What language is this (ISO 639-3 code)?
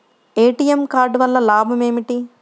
tel